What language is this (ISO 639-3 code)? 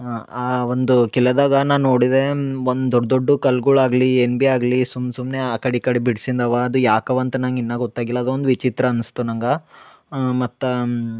kan